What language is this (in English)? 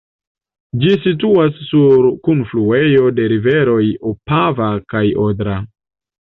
Esperanto